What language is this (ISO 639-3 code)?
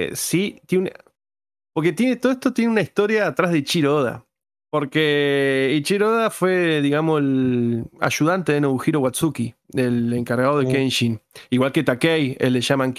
spa